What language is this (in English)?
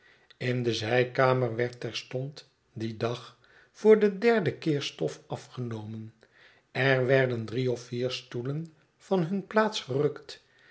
Dutch